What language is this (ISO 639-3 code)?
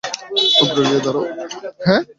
ben